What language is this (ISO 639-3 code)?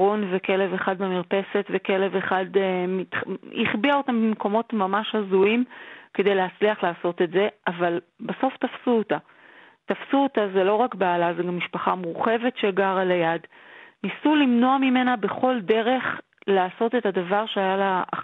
heb